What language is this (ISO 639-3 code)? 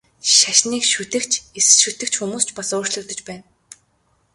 mon